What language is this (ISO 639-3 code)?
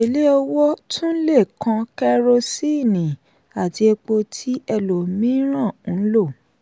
yor